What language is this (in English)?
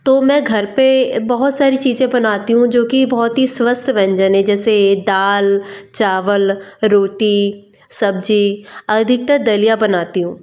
Hindi